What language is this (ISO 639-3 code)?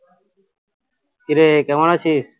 ben